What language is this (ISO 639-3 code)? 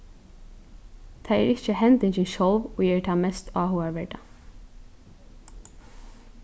fao